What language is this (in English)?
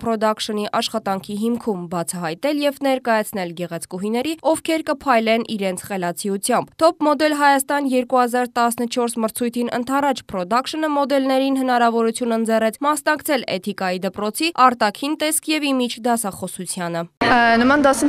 Turkish